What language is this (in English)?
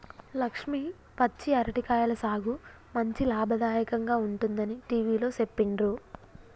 Telugu